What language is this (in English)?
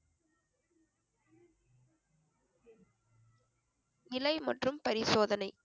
Tamil